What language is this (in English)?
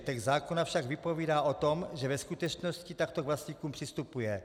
Czech